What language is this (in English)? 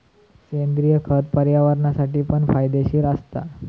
Marathi